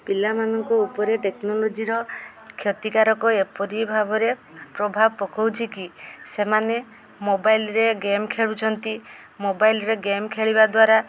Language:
Odia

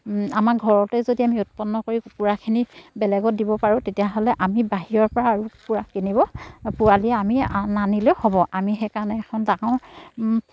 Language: Assamese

